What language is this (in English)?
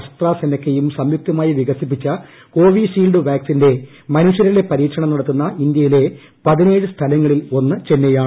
Malayalam